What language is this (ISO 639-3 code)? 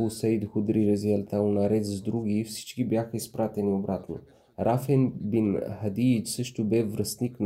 bul